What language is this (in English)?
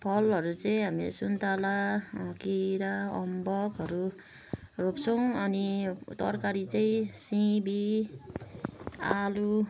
Nepali